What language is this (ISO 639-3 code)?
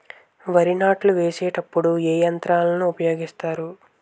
tel